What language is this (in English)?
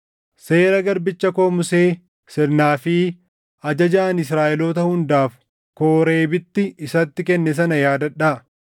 Oromo